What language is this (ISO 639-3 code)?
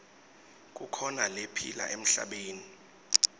ssw